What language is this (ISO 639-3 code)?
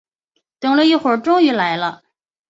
zho